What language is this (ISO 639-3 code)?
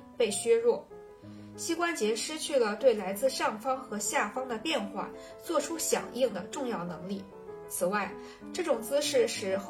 zho